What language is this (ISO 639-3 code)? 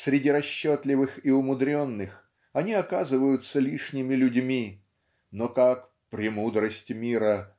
rus